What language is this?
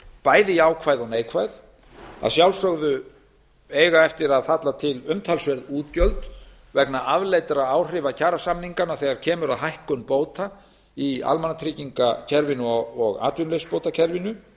Icelandic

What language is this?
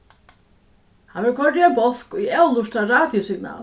Faroese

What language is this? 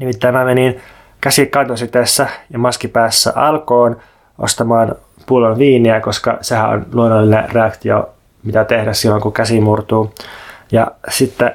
Finnish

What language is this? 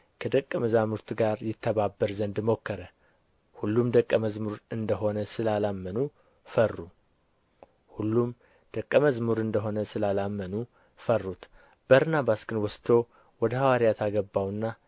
Amharic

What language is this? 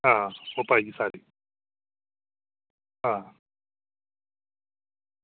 Dogri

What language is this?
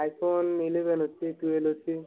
Odia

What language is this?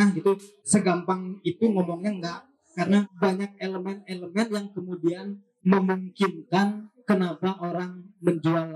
Indonesian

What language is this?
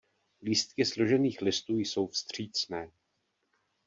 Czech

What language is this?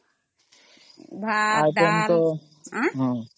Odia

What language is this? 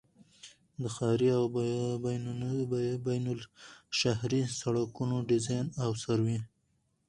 Pashto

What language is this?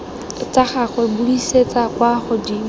Tswana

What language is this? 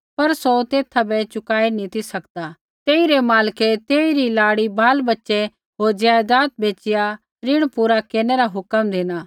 Kullu Pahari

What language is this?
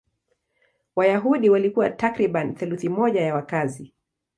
Swahili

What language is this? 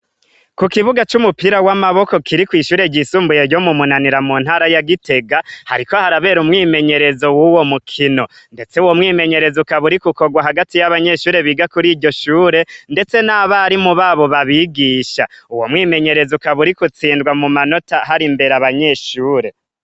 Rundi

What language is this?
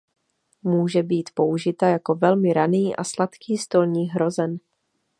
Czech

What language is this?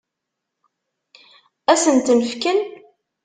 Kabyle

